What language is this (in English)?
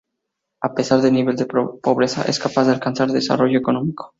Spanish